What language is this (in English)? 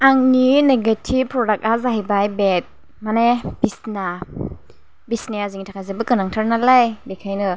Bodo